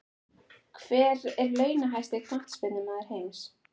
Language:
Icelandic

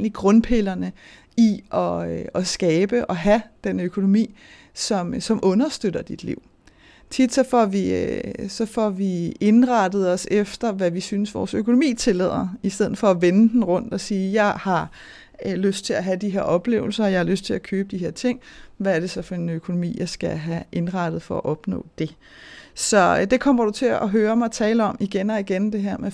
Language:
Danish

